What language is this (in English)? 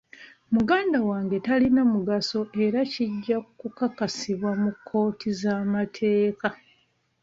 Ganda